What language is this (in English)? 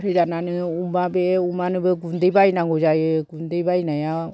Bodo